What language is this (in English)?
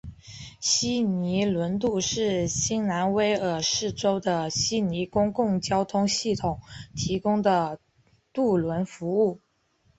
Chinese